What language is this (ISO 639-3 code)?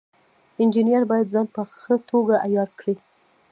pus